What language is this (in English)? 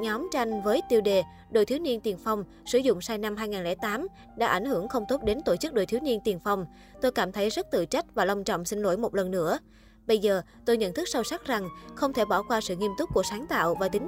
Vietnamese